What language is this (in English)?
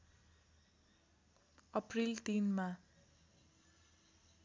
Nepali